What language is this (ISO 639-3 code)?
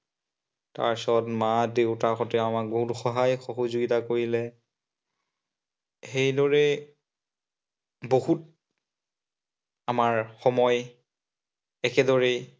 asm